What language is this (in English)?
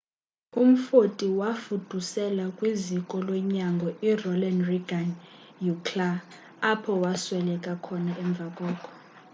Xhosa